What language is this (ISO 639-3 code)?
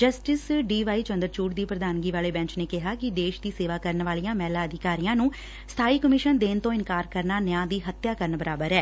pan